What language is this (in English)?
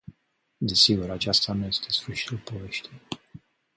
Romanian